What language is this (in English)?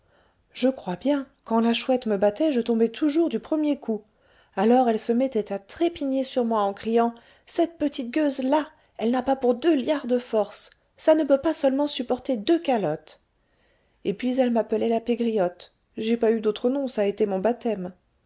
French